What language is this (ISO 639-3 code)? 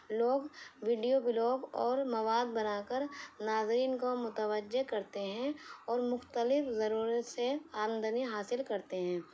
urd